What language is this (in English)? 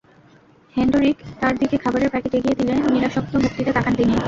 Bangla